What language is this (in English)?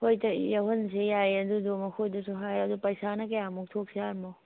Manipuri